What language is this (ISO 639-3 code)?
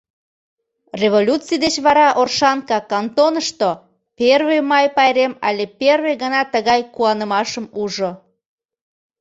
chm